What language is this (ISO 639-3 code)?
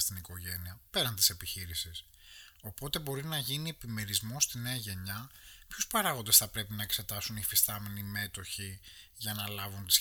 ell